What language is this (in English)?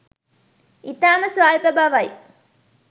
Sinhala